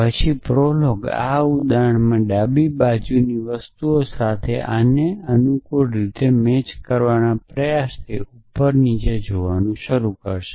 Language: Gujarati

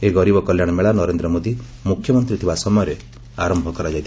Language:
Odia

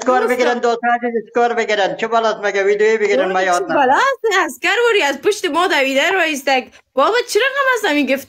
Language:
Persian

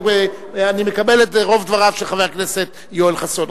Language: Hebrew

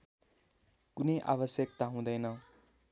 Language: Nepali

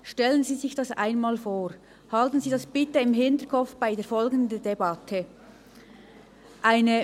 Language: Swiss German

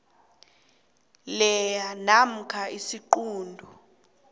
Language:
South Ndebele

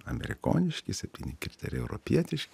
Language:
Lithuanian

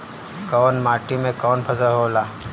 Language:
Bhojpuri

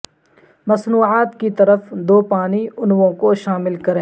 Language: Urdu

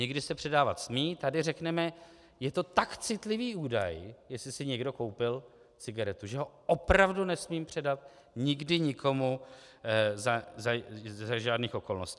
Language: Czech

